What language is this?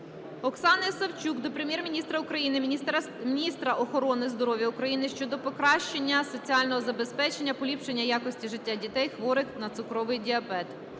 Ukrainian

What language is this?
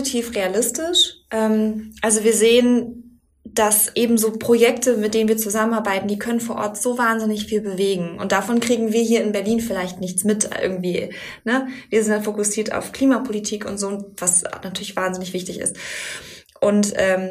German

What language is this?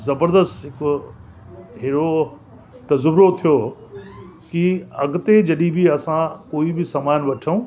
Sindhi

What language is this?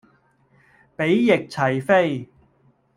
Cantonese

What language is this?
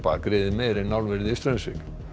Icelandic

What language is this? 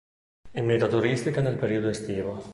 Italian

